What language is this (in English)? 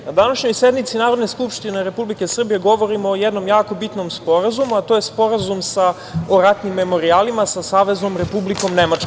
Serbian